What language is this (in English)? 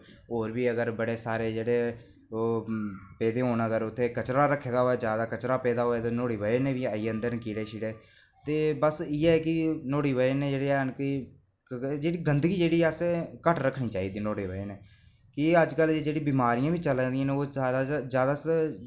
Dogri